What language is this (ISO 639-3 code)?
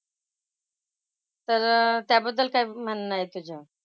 mar